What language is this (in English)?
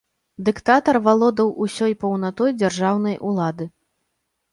Belarusian